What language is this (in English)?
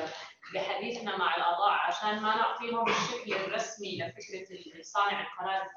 Arabic